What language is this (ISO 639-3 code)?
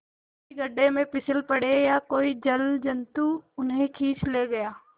hin